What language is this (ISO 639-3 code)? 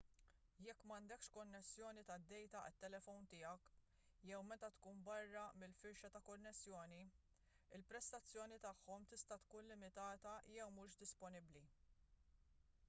mlt